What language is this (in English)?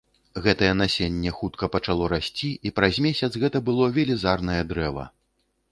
Belarusian